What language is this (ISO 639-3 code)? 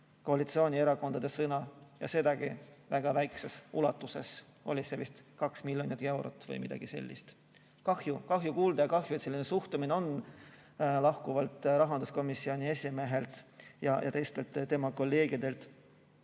est